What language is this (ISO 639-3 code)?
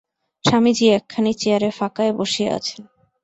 ben